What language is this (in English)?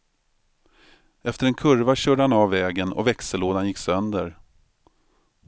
Swedish